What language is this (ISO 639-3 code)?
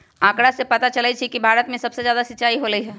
mag